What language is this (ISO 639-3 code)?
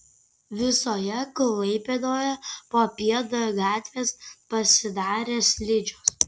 lit